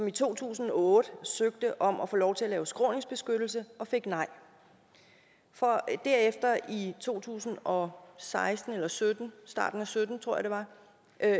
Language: Danish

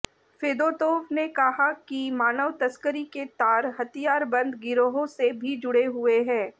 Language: Hindi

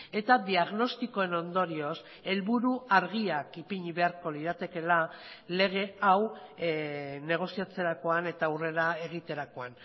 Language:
Basque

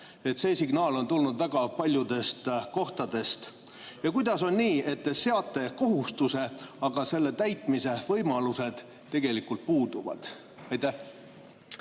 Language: Estonian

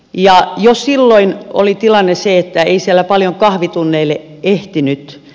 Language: Finnish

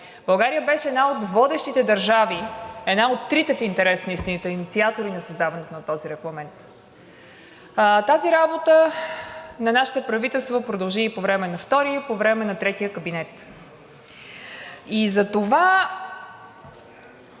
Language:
Bulgarian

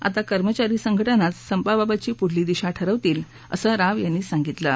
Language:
Marathi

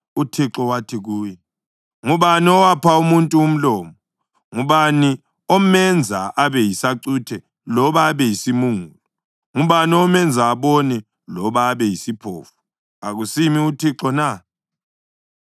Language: North Ndebele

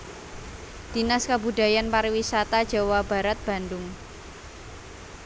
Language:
Javanese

